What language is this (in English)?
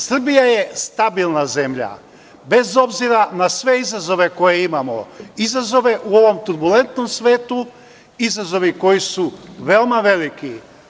Serbian